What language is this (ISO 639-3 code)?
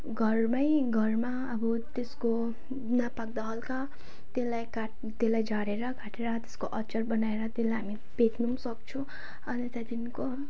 nep